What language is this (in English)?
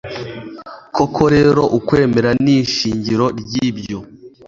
Kinyarwanda